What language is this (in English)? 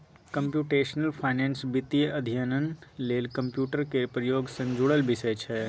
Maithili